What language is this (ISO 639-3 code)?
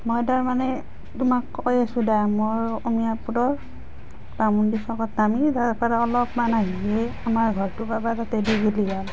asm